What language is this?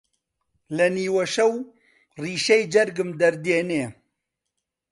Central Kurdish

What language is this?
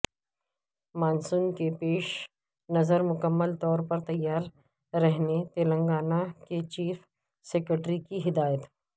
Urdu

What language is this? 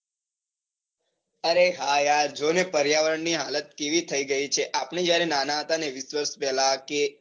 Gujarati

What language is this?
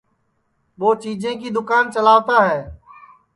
Sansi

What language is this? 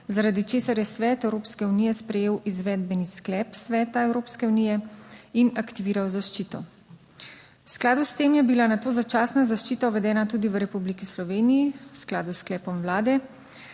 Slovenian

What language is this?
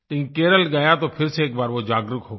Hindi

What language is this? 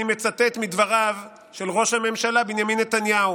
Hebrew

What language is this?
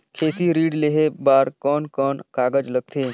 Chhattisgarhi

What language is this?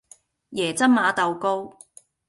Cantonese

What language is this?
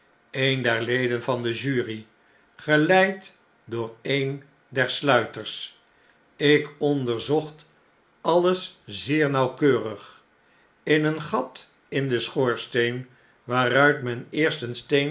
Dutch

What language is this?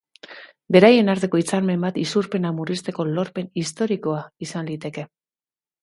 Basque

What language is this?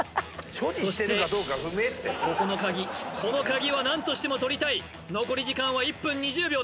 Japanese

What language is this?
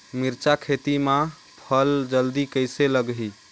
Chhattisgarhi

